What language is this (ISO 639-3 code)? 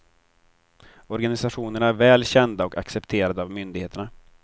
swe